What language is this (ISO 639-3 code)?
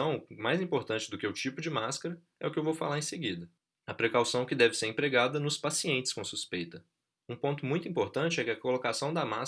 por